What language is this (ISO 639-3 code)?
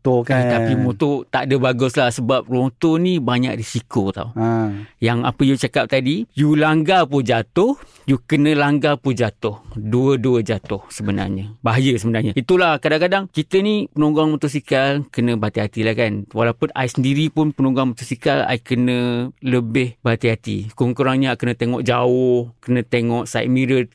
msa